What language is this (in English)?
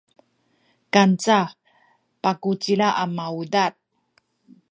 Sakizaya